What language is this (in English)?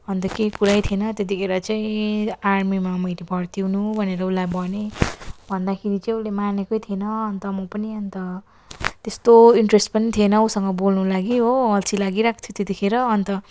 Nepali